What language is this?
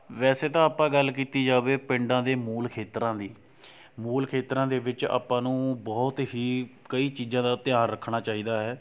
Punjabi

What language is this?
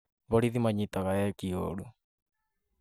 Kikuyu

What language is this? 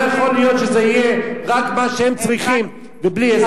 Hebrew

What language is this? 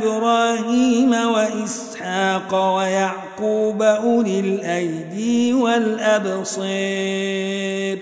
Arabic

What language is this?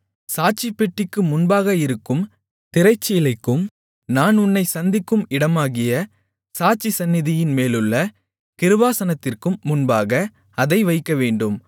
Tamil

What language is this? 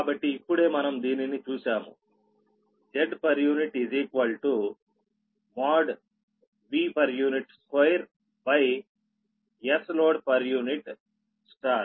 Telugu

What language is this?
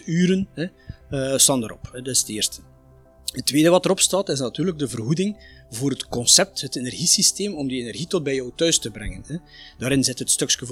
Dutch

